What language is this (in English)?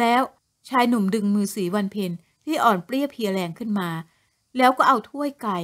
Thai